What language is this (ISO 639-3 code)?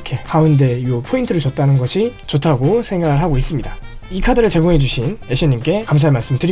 kor